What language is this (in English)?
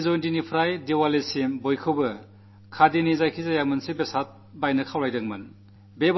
Malayalam